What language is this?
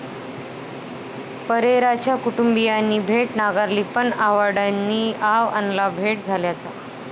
Marathi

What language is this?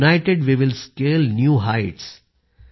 Marathi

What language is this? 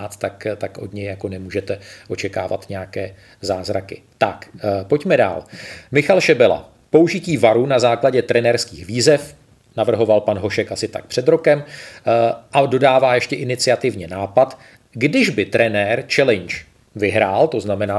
Czech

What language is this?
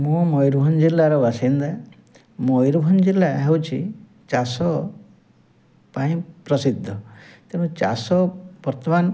Odia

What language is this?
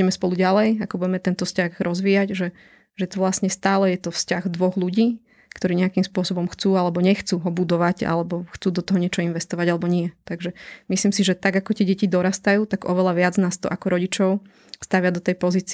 Slovak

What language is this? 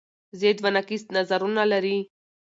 Pashto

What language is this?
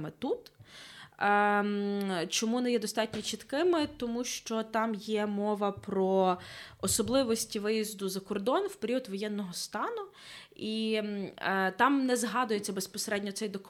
Ukrainian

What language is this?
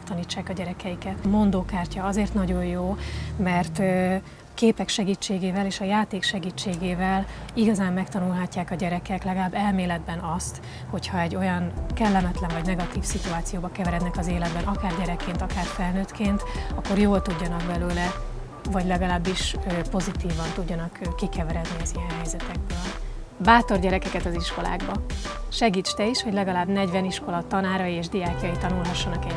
Hungarian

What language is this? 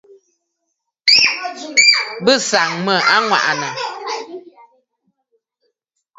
Bafut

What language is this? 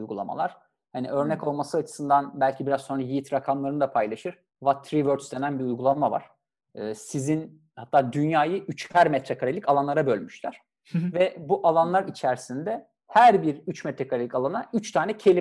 Turkish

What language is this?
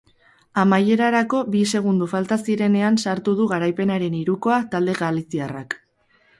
Basque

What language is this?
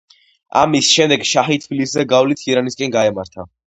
Georgian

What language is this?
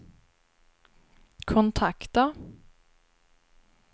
Swedish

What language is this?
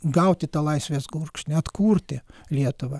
Lithuanian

